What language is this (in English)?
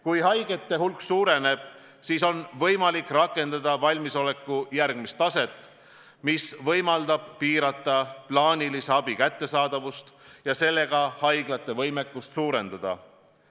Estonian